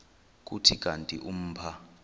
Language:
Xhosa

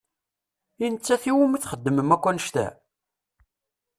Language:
Kabyle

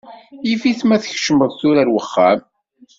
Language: Kabyle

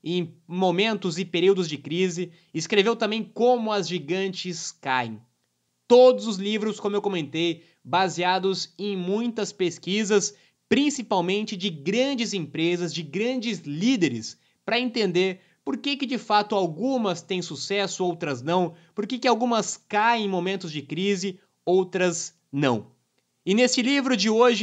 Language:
Portuguese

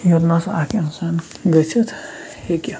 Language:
Kashmiri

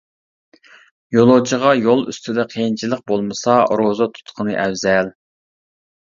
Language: Uyghur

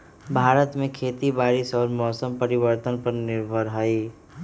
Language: Magahi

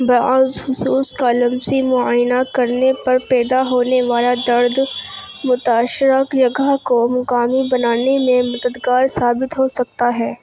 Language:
Urdu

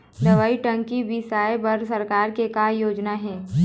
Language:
Chhattisgarhi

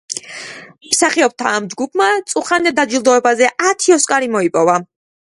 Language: Georgian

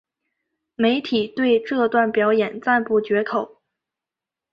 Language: Chinese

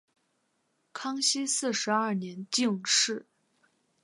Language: Chinese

